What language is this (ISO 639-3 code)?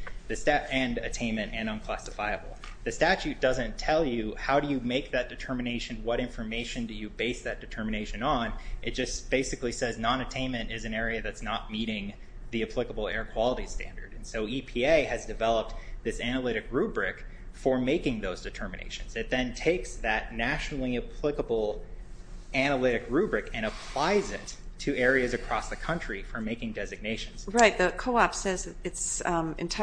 eng